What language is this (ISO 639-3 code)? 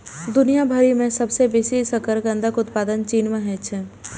mai